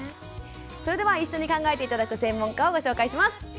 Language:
Japanese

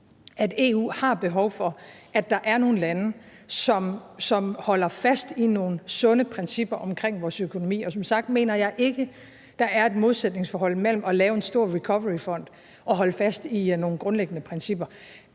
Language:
Danish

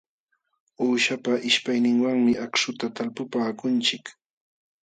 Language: Jauja Wanca Quechua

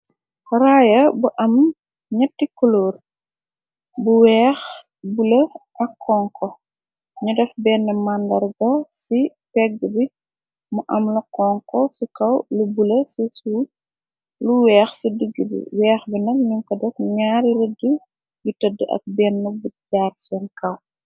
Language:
Wolof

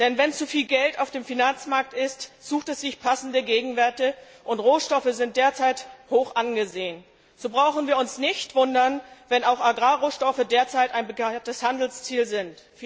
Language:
German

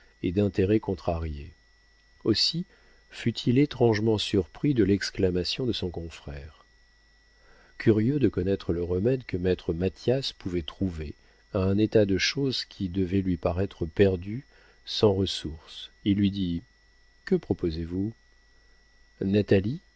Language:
French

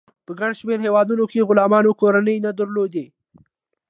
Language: Pashto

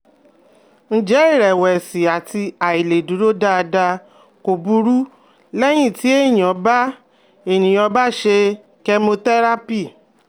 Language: Yoruba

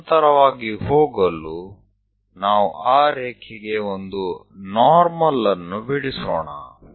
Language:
Kannada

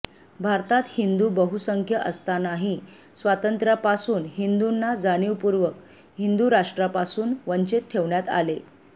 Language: Marathi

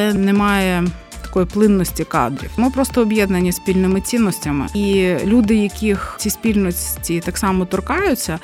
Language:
Ukrainian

